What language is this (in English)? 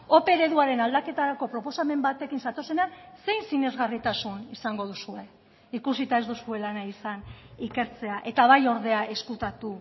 Basque